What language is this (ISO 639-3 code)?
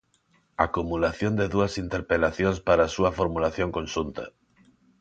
glg